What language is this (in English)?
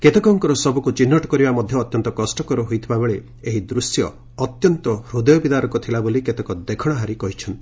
Odia